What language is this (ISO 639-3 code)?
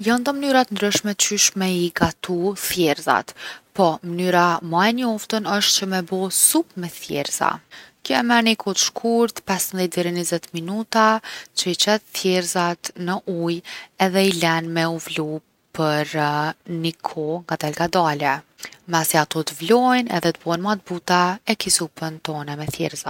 aln